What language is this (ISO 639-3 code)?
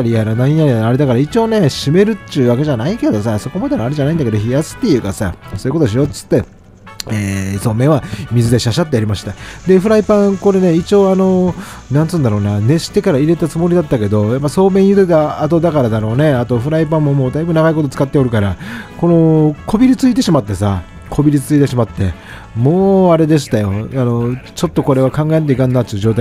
jpn